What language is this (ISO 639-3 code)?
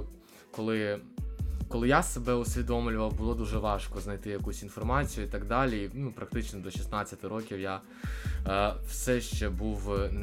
ukr